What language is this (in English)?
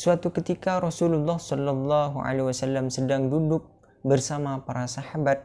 Indonesian